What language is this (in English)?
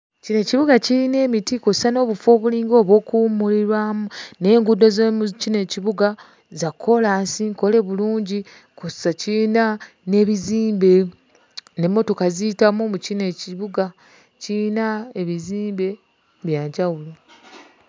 Ganda